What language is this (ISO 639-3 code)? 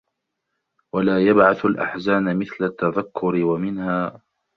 ara